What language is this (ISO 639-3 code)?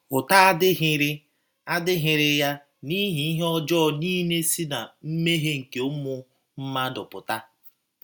ibo